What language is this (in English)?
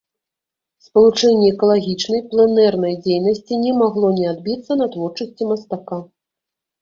Belarusian